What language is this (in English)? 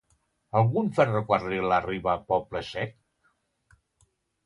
Catalan